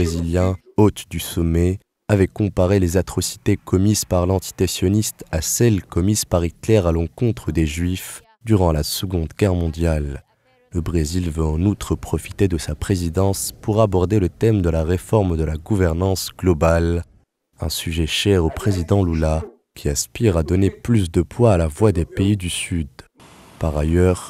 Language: French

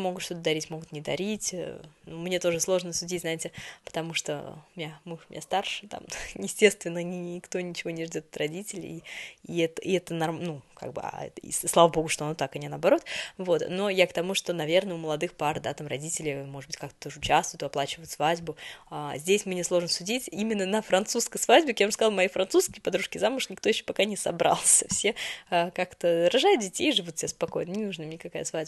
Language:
Russian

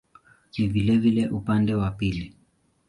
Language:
Swahili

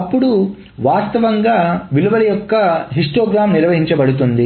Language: Telugu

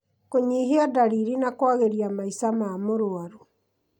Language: Kikuyu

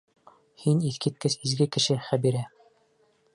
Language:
Bashkir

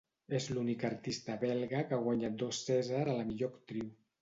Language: Catalan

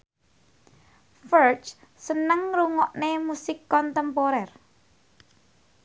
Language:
Javanese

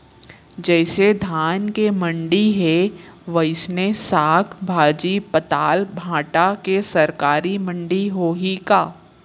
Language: Chhattisgarhi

